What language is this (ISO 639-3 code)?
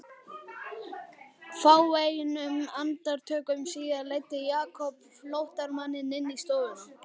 isl